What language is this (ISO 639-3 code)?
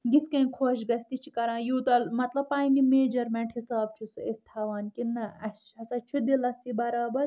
kas